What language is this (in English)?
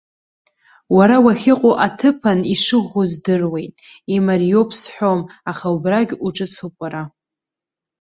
Abkhazian